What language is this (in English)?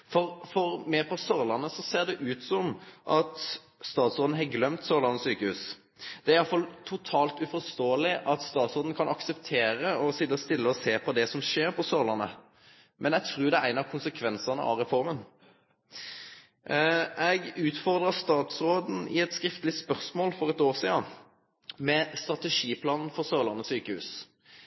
Norwegian Nynorsk